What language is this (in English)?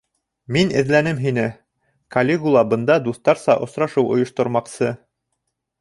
Bashkir